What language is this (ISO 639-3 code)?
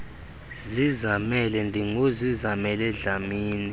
xho